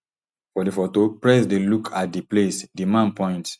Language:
Nigerian Pidgin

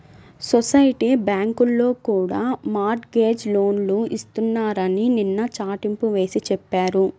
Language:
Telugu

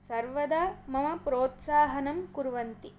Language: Sanskrit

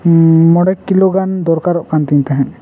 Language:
Santali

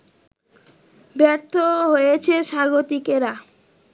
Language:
Bangla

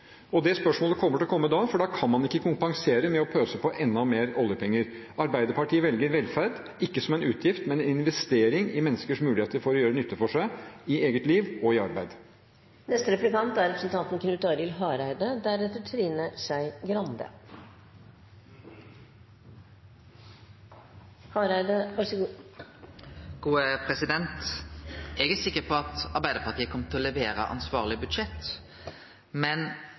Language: Norwegian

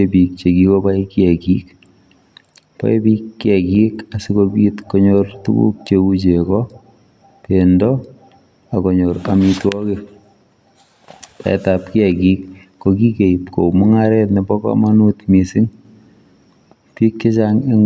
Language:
Kalenjin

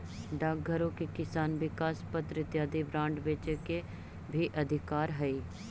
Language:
Magahi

